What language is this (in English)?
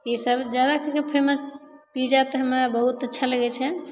Maithili